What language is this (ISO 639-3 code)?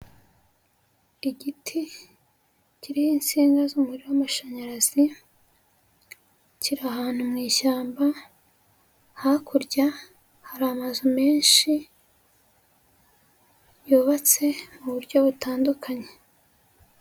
kin